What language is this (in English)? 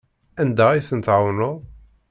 Kabyle